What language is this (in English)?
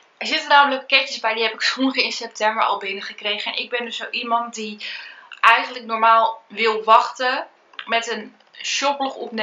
Dutch